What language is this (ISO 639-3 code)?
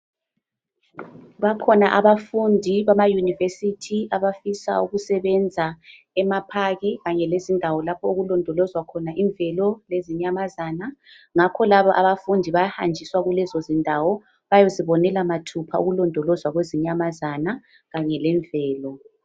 nde